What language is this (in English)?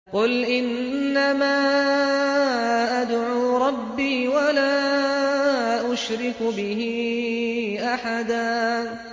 Arabic